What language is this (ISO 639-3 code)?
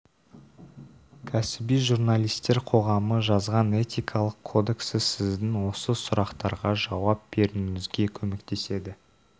kaz